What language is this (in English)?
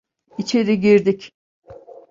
Turkish